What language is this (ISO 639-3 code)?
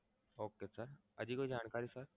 guj